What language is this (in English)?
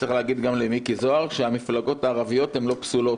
Hebrew